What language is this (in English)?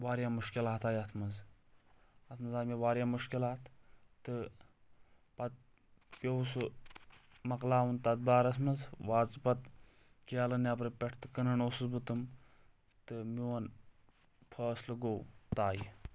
Kashmiri